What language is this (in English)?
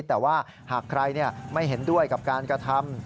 Thai